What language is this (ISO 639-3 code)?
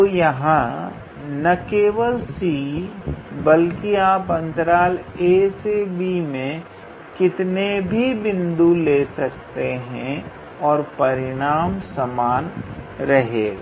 hin